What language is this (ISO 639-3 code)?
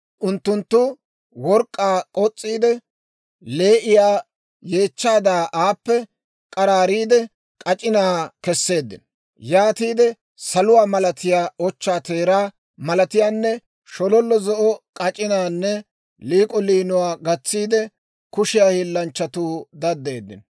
dwr